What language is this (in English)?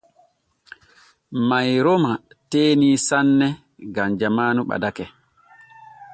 Borgu Fulfulde